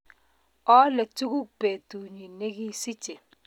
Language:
Kalenjin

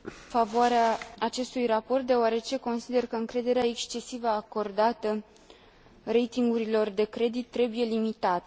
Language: Romanian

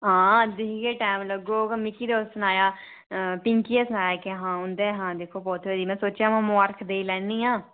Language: Dogri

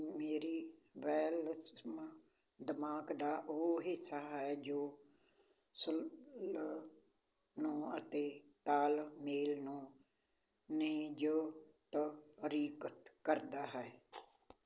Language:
Punjabi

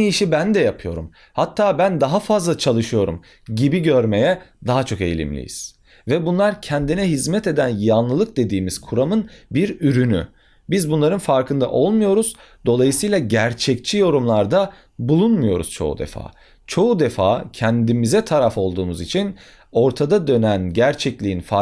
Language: Turkish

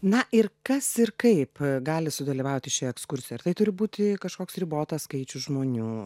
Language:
Lithuanian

